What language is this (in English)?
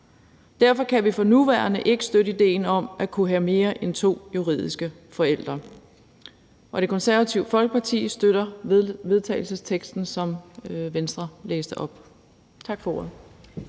Danish